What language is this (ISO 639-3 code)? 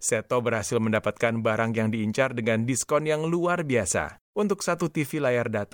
ind